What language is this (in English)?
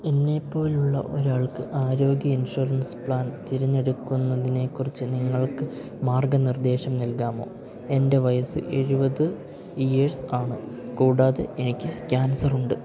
Malayalam